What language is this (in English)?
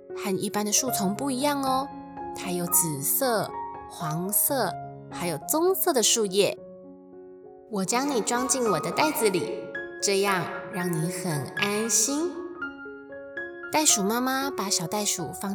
Chinese